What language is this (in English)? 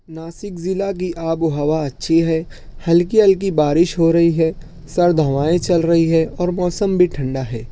Urdu